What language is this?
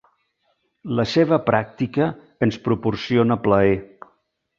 Catalan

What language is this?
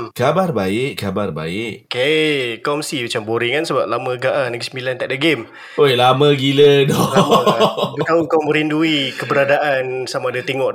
Malay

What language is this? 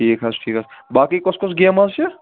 Kashmiri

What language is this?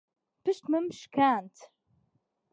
Central Kurdish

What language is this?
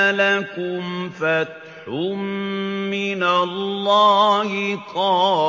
Arabic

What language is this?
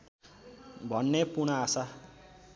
Nepali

